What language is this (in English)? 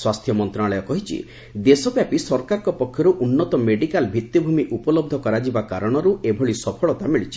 Odia